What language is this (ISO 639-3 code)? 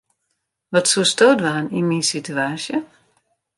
fry